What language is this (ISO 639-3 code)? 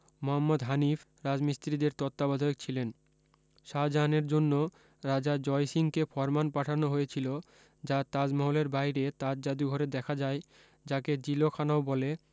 ben